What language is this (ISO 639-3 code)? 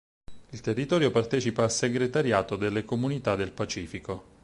ita